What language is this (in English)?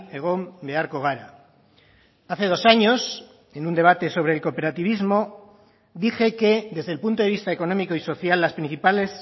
Spanish